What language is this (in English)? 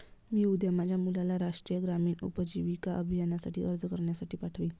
Marathi